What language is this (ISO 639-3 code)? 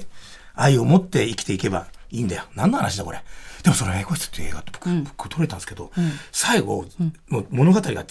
jpn